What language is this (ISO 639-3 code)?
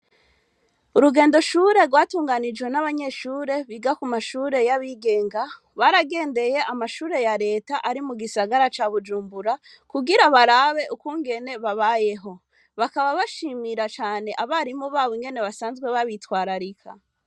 run